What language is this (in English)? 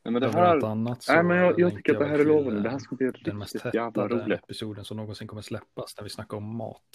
Swedish